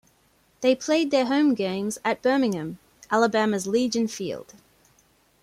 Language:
English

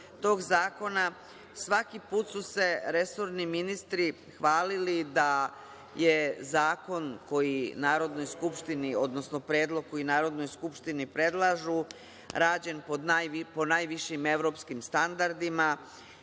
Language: Serbian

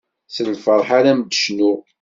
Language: Kabyle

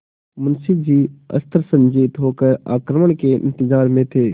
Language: Hindi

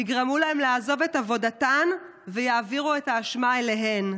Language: Hebrew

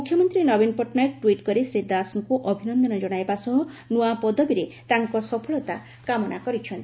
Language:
Odia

